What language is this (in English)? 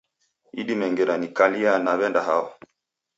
Taita